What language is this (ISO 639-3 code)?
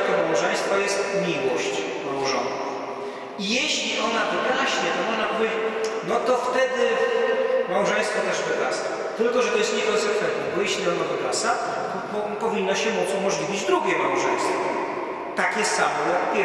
pol